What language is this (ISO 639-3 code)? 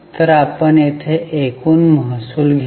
mar